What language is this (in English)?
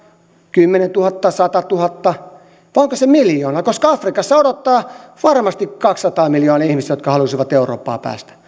Finnish